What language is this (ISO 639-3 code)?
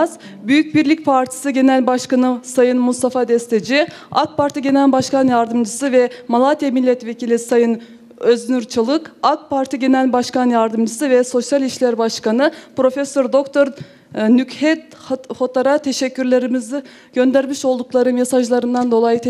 tur